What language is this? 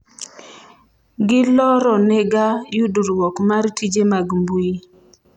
Luo (Kenya and Tanzania)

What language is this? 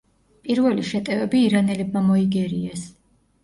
Georgian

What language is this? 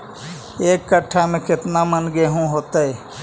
Magahi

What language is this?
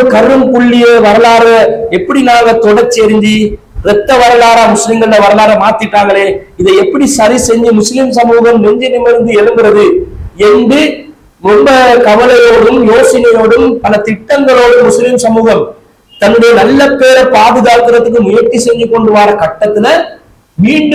Tamil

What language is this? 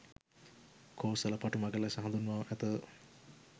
Sinhala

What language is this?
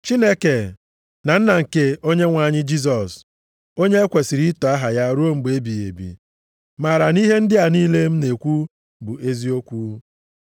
Igbo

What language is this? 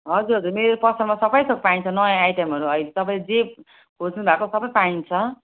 Nepali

